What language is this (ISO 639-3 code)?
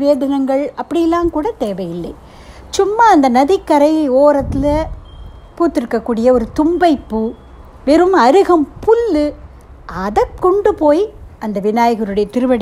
tam